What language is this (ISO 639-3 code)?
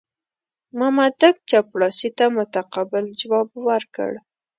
pus